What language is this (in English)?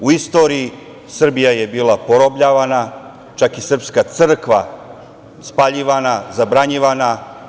Serbian